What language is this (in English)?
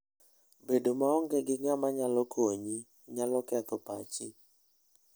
Luo (Kenya and Tanzania)